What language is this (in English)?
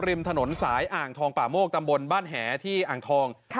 Thai